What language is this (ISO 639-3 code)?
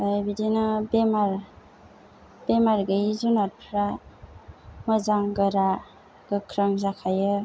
brx